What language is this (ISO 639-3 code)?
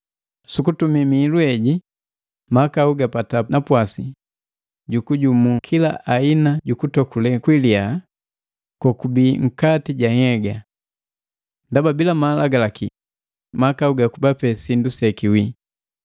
mgv